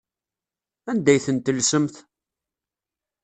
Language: Kabyle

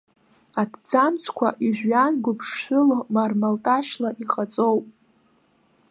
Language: Abkhazian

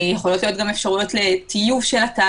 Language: Hebrew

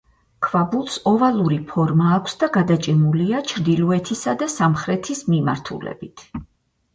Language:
Georgian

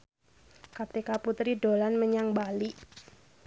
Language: Javanese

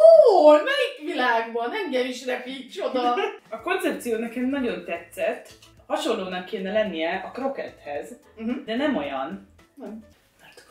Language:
Hungarian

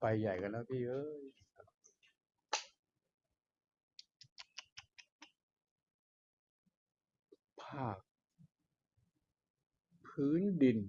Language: Thai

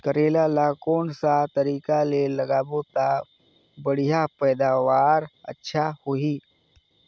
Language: Chhattisgarhi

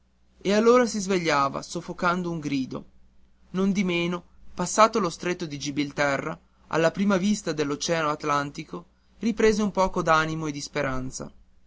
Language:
Italian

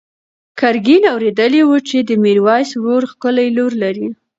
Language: Pashto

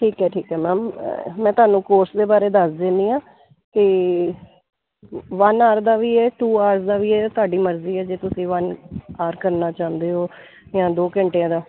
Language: Punjabi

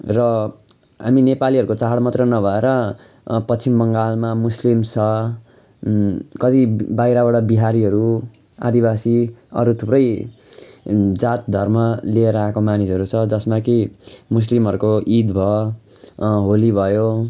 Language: Nepali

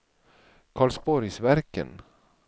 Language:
Swedish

